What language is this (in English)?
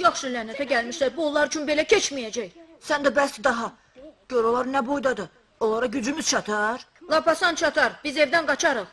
Turkish